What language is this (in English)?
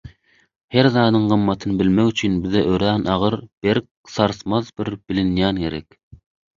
Turkmen